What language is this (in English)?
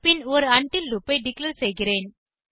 Tamil